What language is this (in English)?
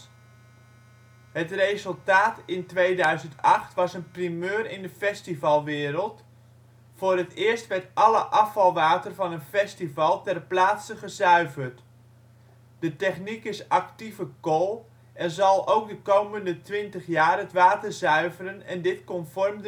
Dutch